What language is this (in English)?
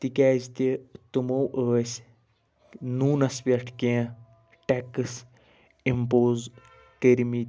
Kashmiri